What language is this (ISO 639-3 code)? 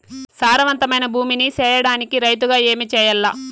tel